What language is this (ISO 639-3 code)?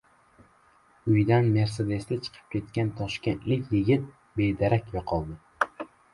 uzb